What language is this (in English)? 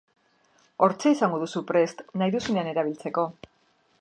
Basque